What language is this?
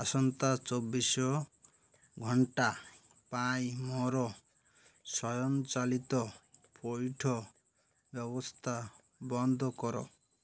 Odia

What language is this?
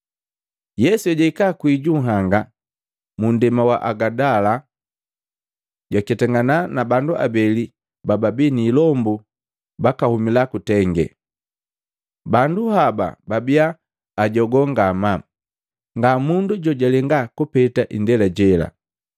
Matengo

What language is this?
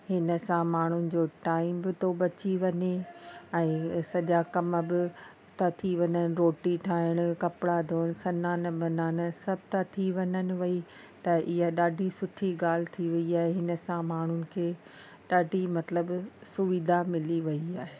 Sindhi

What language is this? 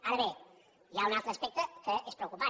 Catalan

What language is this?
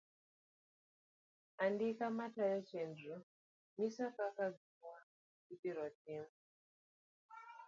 Luo (Kenya and Tanzania)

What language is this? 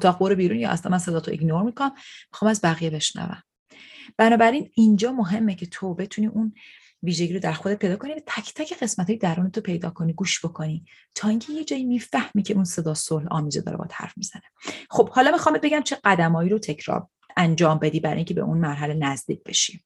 Persian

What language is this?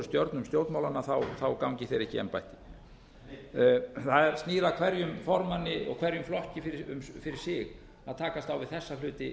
Icelandic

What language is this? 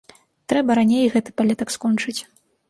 Belarusian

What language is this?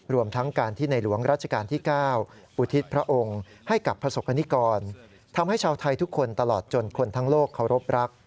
Thai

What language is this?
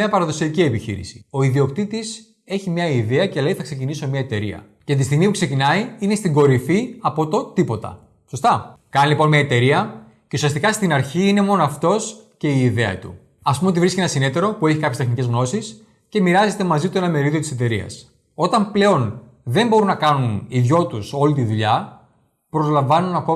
Greek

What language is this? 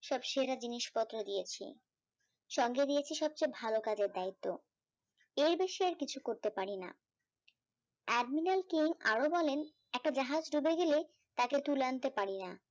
Bangla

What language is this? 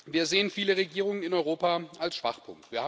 German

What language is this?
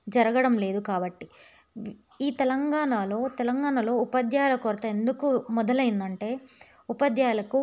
Telugu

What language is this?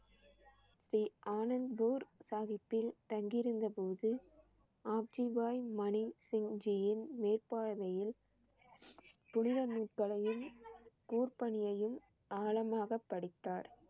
Tamil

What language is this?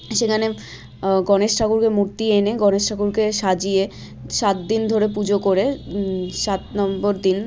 Bangla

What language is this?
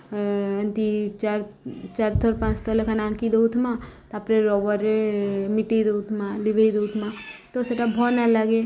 Odia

